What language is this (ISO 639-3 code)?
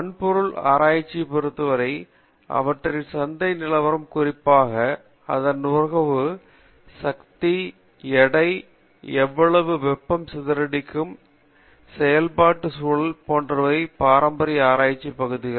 tam